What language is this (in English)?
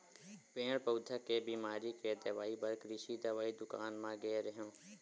Chhattisgarhi